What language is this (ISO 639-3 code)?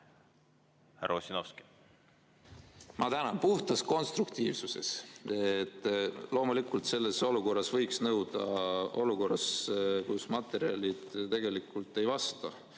est